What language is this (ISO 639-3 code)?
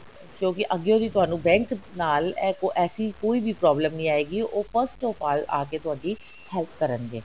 pan